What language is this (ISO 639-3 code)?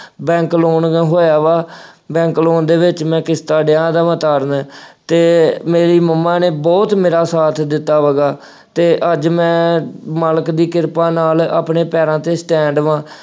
pan